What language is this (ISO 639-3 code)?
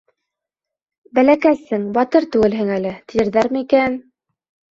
bak